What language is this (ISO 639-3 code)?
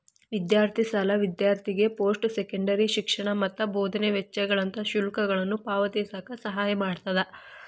kan